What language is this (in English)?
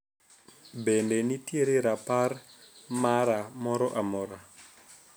Luo (Kenya and Tanzania)